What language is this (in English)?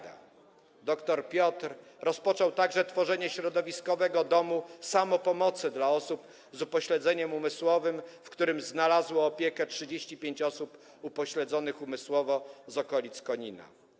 Polish